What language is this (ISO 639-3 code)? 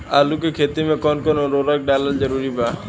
bho